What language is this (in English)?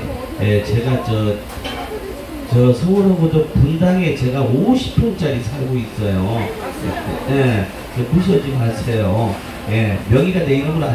Korean